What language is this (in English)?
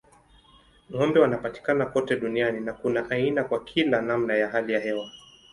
Swahili